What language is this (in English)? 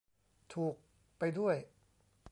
Thai